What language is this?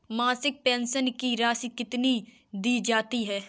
Hindi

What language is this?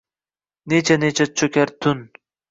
Uzbek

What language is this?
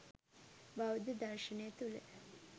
Sinhala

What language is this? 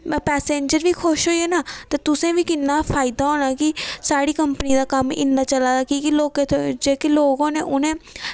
Dogri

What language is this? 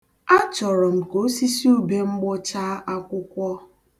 Igbo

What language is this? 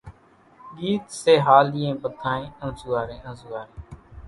Kachi Koli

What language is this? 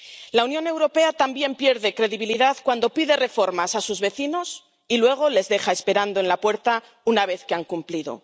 Spanish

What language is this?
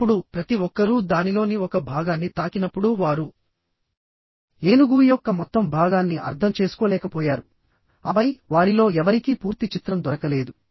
Telugu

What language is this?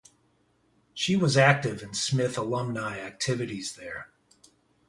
English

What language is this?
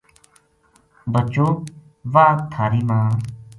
Gujari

